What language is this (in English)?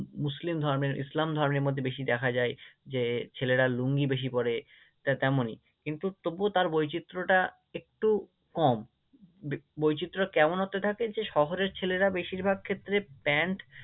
Bangla